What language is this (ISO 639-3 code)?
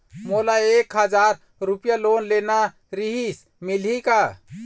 hne